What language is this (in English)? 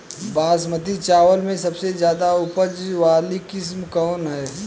Bhojpuri